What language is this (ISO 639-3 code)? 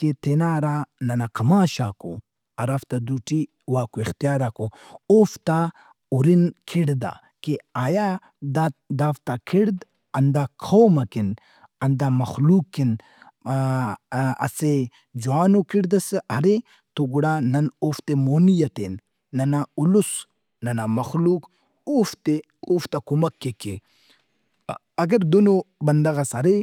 brh